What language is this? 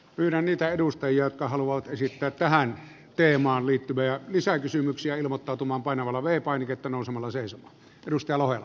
Finnish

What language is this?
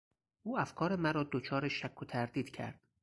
Persian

